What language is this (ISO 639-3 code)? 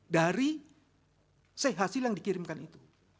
ind